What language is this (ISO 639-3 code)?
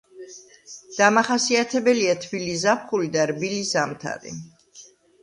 kat